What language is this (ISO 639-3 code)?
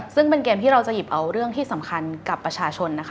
tha